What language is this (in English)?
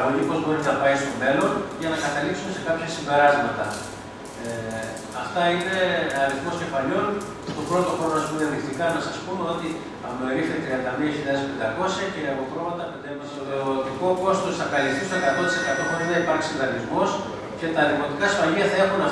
Greek